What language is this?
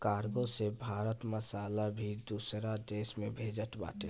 Bhojpuri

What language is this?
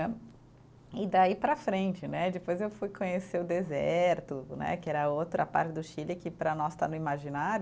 Portuguese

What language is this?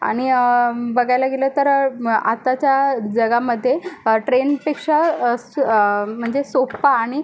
Marathi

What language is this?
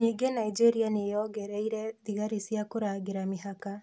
Kikuyu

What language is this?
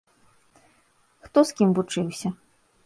Belarusian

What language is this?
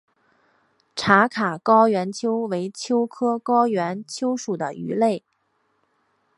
Chinese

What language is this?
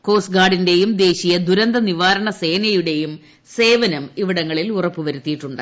Malayalam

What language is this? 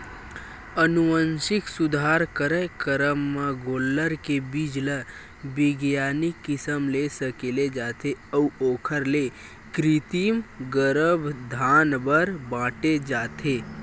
Chhattisgarhi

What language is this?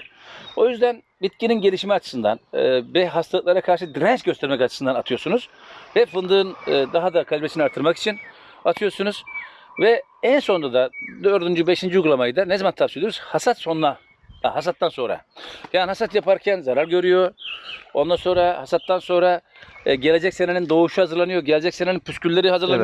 Turkish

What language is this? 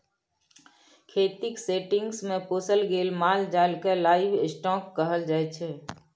Maithili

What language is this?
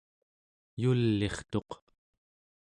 Central Yupik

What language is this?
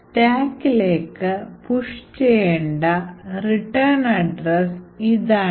Malayalam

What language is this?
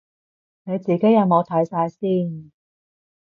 Cantonese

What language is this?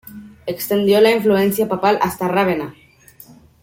Spanish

